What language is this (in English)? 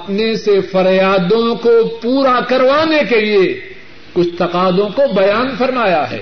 Urdu